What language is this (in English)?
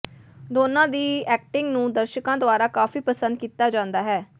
Punjabi